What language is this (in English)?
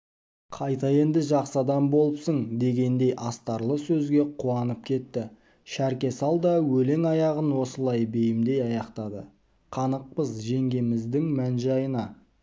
Kazakh